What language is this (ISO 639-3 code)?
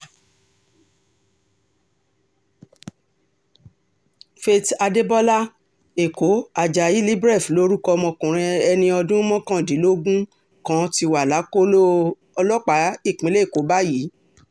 yor